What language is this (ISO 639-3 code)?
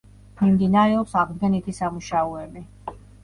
kat